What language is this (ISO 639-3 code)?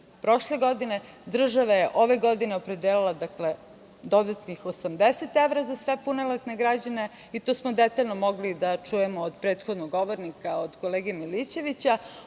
srp